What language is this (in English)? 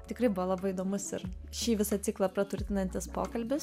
Lithuanian